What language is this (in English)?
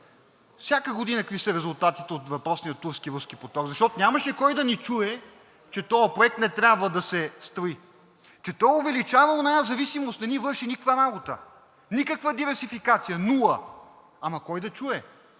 Bulgarian